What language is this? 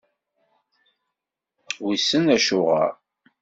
Kabyle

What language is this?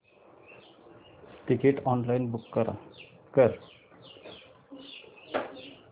Marathi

